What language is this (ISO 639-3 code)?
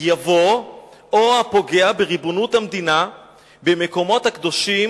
heb